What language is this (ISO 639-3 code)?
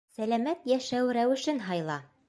bak